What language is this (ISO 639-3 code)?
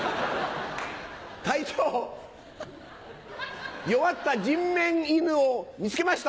jpn